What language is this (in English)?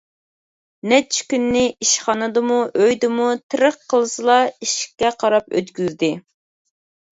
Uyghur